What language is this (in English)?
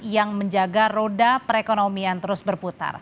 Indonesian